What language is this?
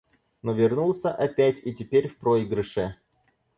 Russian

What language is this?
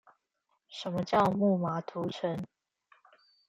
Chinese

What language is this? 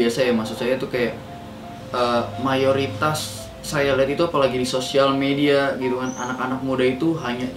Indonesian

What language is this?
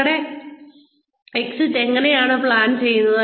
Malayalam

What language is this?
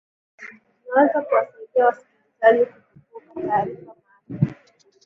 Swahili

